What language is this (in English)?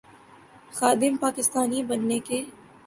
Urdu